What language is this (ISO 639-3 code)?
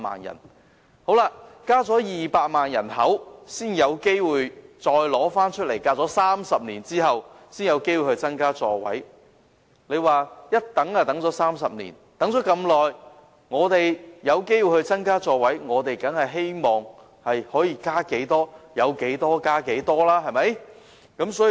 yue